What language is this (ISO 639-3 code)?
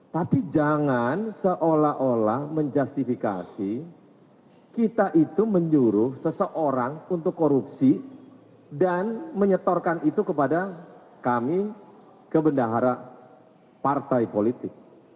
ind